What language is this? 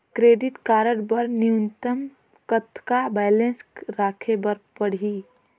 Chhattisgarhi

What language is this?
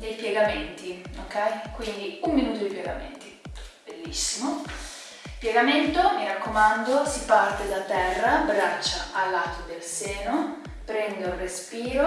Italian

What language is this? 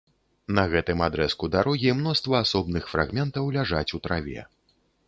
Belarusian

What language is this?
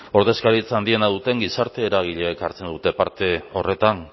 Basque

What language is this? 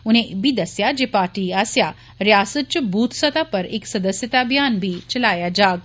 Dogri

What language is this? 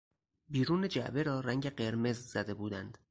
Persian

